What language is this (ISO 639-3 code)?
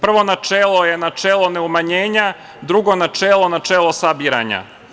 srp